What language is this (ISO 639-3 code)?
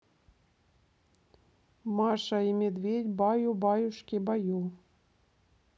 rus